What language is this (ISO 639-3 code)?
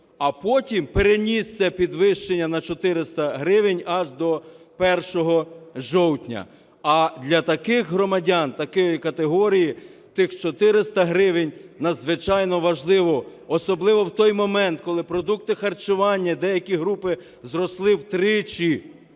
ukr